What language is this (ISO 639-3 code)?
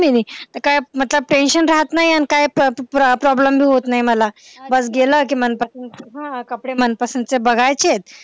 mar